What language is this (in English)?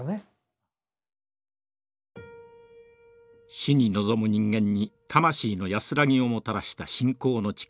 Japanese